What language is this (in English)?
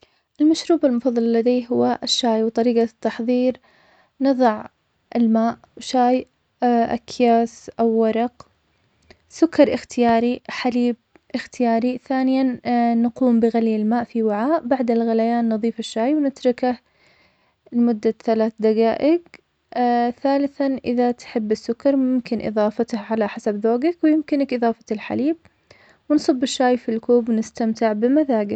Omani Arabic